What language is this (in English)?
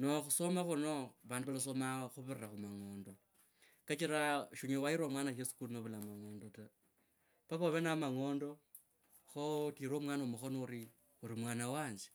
Kabras